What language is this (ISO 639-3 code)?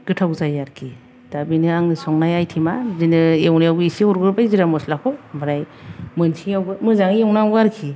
brx